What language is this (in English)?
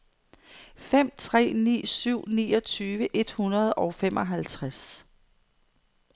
Danish